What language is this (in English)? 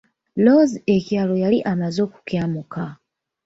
Ganda